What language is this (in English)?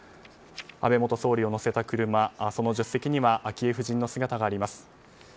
Japanese